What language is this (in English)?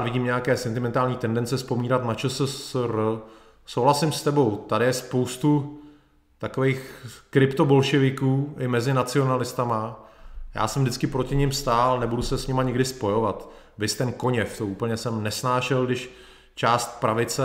Czech